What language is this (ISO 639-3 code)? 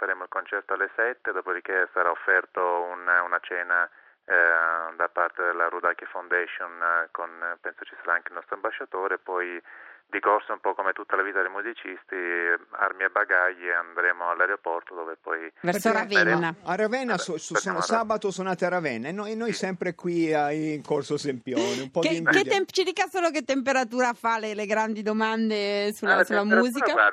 ita